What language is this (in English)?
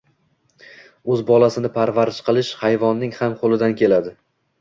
Uzbek